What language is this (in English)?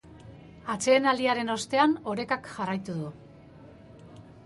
Basque